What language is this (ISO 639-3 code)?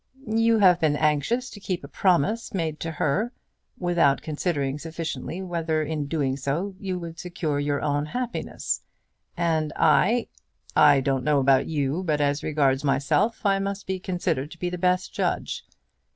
eng